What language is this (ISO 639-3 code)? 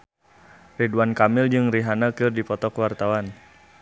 sun